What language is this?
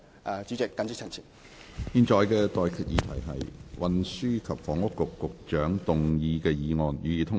Cantonese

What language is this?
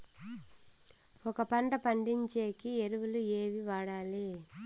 Telugu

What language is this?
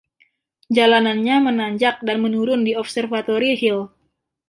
Indonesian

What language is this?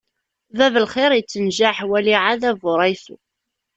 Kabyle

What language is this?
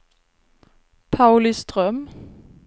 Swedish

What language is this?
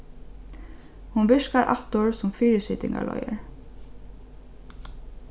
Faroese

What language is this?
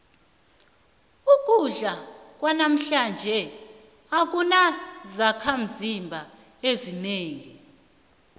South Ndebele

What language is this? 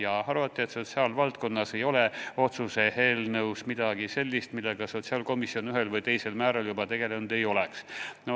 Estonian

